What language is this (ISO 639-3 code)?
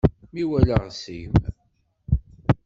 kab